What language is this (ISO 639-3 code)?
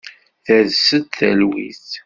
kab